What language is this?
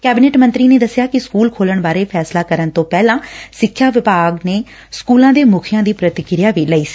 Punjabi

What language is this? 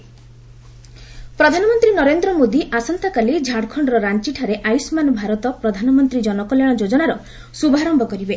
Odia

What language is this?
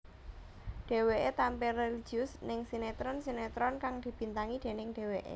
Javanese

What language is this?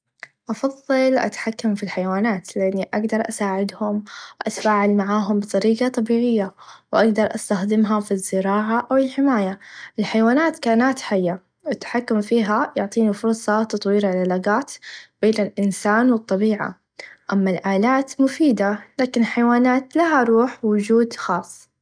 Najdi Arabic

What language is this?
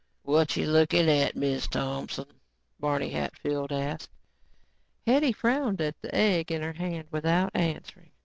English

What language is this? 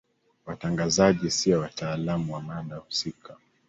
Swahili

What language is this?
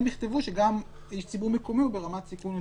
Hebrew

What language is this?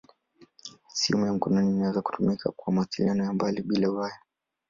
Swahili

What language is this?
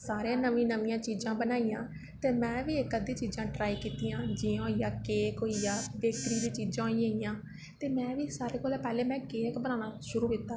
Dogri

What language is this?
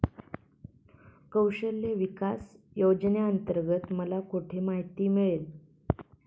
Marathi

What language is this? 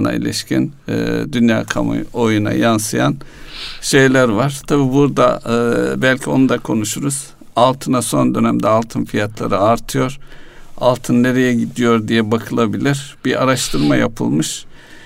Turkish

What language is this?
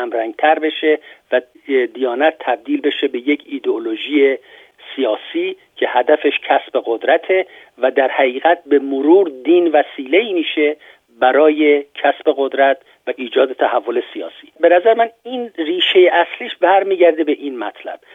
Persian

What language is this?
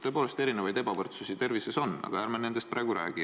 Estonian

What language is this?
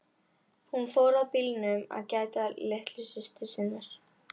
Icelandic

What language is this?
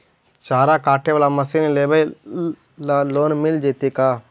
Magahi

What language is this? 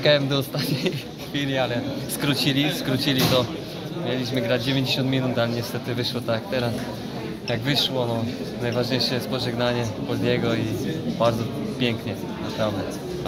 Polish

